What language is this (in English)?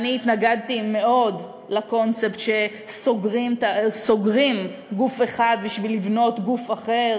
Hebrew